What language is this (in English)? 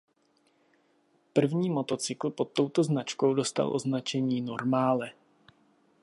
Czech